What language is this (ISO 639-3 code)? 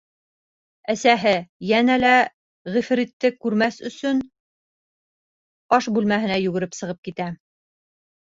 bak